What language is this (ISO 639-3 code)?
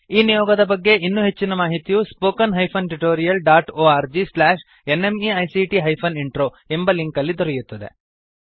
kan